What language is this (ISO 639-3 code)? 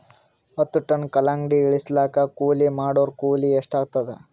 kan